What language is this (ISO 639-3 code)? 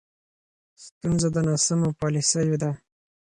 pus